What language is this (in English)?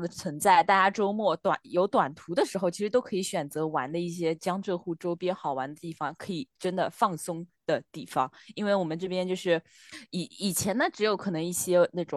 Chinese